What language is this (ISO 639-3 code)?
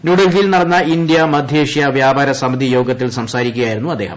mal